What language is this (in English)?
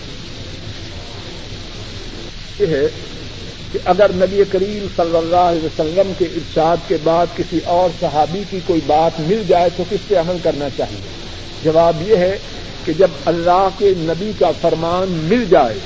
Urdu